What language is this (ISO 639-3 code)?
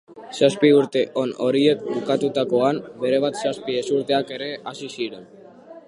eus